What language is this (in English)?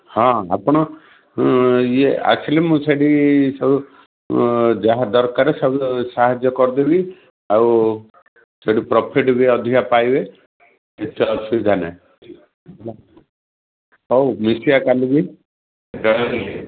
Odia